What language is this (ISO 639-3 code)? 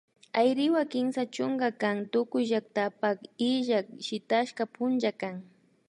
qvi